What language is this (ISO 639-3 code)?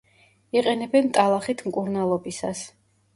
kat